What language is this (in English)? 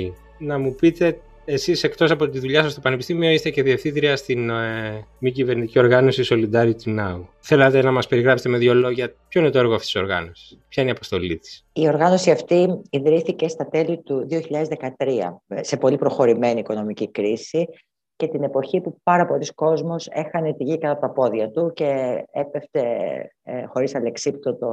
Greek